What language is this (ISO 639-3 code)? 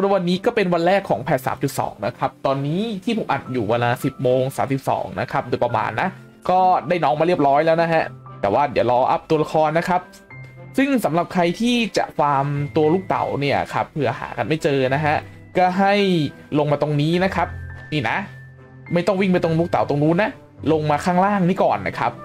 tha